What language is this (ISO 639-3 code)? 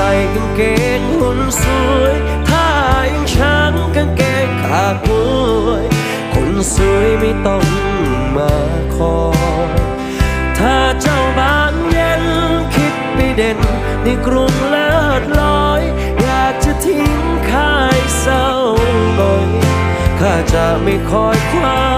tha